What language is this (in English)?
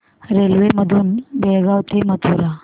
Marathi